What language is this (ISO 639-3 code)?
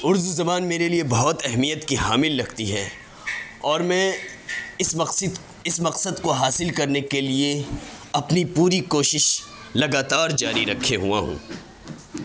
urd